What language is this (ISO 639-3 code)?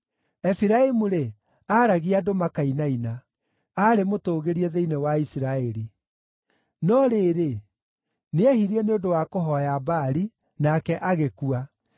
kik